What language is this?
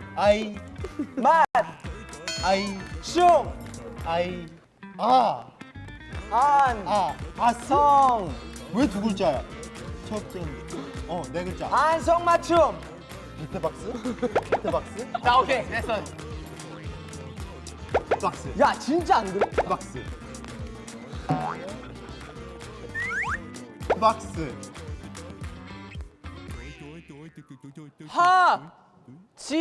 Korean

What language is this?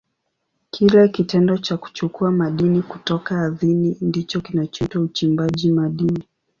Swahili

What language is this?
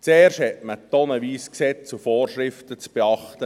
Swiss German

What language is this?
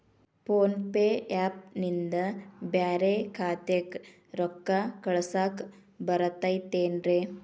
Kannada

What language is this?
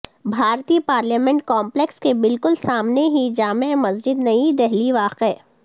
Urdu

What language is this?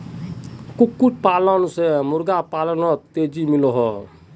Magahi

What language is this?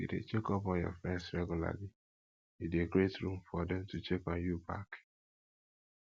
Nigerian Pidgin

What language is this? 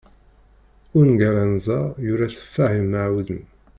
Kabyle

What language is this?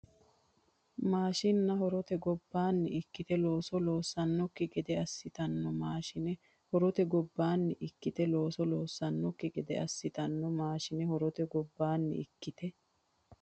Sidamo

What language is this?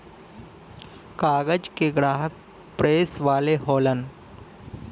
Bhojpuri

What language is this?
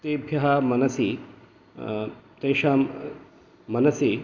Sanskrit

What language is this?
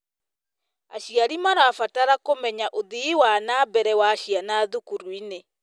Kikuyu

